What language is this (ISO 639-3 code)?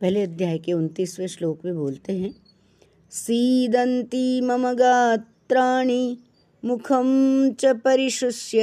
hin